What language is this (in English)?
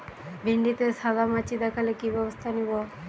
Bangla